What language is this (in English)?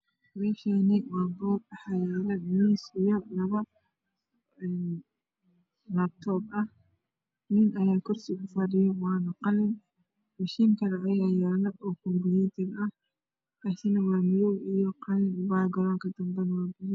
Somali